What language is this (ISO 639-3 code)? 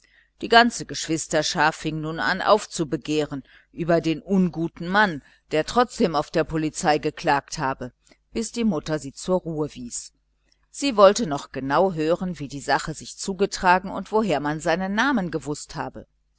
deu